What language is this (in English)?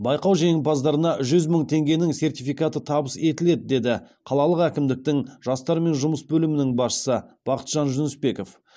Kazakh